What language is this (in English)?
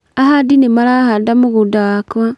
Kikuyu